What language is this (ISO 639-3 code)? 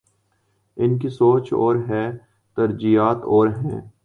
urd